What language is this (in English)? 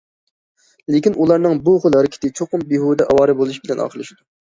Uyghur